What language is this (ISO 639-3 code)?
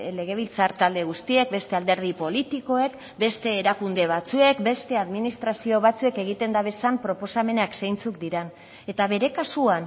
eus